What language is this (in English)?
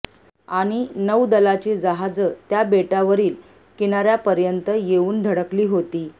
Marathi